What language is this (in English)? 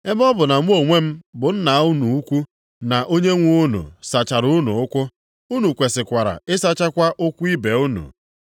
Igbo